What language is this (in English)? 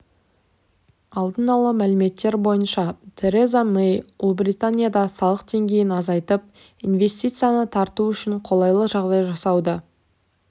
Kazakh